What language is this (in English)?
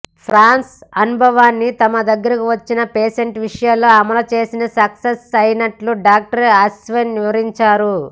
Telugu